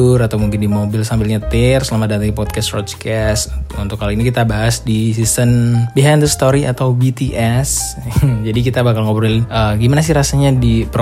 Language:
Indonesian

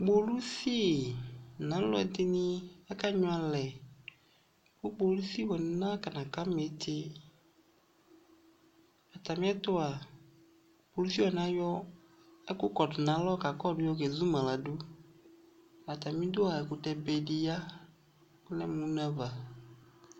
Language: Ikposo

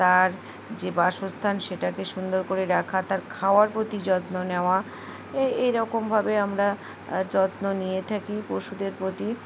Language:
Bangla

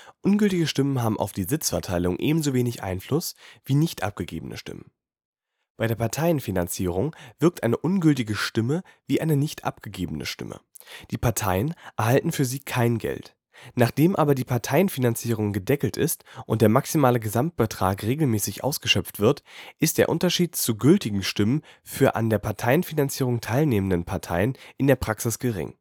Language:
German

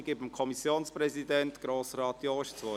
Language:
Swiss German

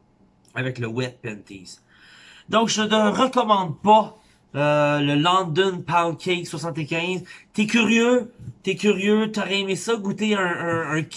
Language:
French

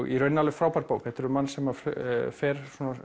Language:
Icelandic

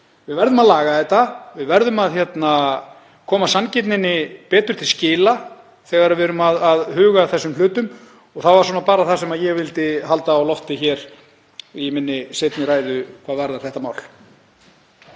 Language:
Icelandic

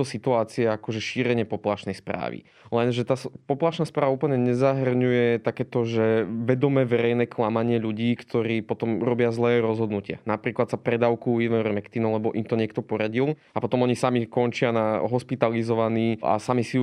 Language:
Slovak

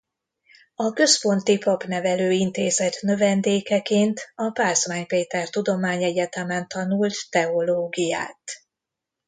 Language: Hungarian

